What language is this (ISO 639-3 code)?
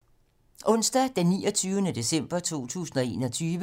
dan